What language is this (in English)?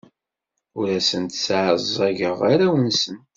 Kabyle